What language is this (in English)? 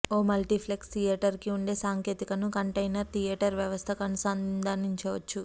Telugu